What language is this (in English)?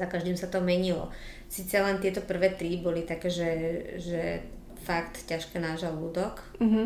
Slovak